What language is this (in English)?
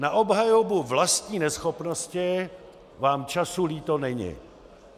Czech